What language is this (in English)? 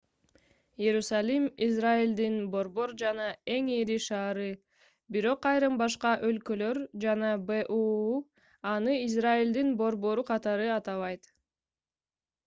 Kyrgyz